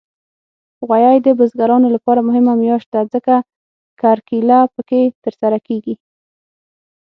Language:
Pashto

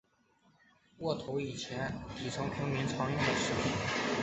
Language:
Chinese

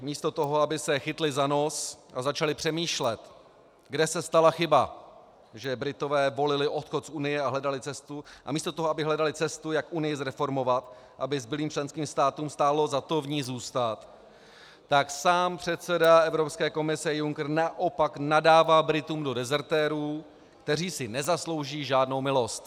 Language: Czech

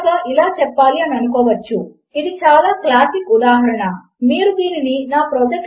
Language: Telugu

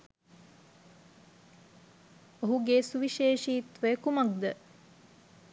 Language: Sinhala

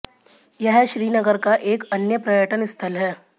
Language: Hindi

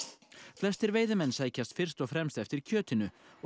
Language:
Icelandic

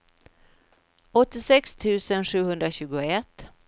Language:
Swedish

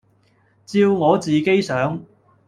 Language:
Cantonese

